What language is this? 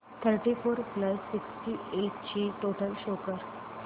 Marathi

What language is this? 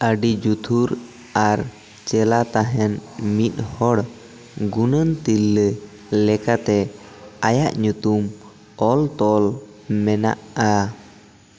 Santali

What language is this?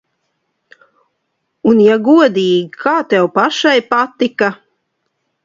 Latvian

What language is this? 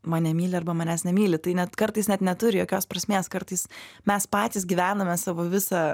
Lithuanian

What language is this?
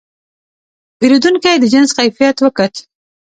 Pashto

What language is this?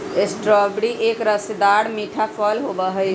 Magahi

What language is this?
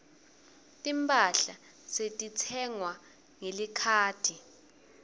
Swati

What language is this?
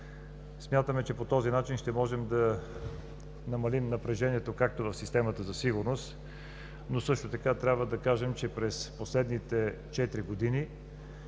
Bulgarian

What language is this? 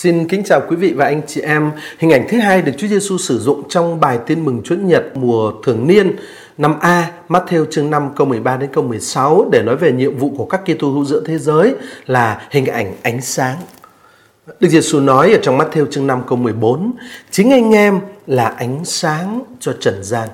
Vietnamese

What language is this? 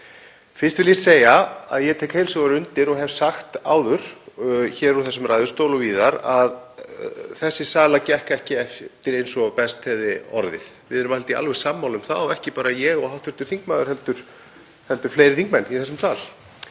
Icelandic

